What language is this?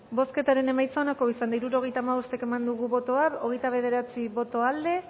Basque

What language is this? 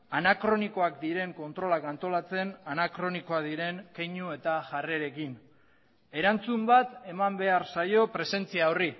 Basque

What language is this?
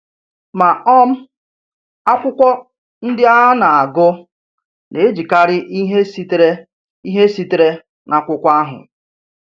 Igbo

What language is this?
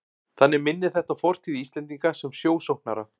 Icelandic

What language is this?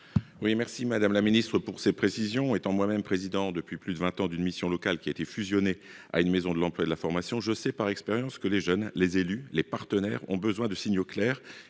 French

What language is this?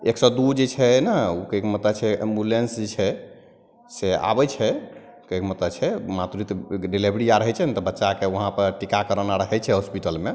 Maithili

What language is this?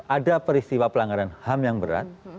Indonesian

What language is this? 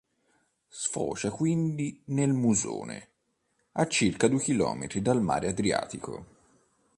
Italian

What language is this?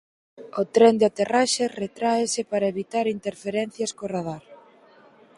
Galician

